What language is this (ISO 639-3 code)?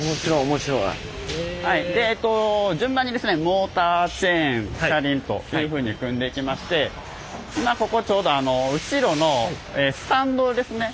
jpn